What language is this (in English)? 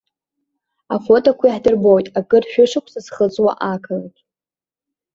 Abkhazian